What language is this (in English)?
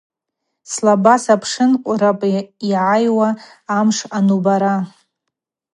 Abaza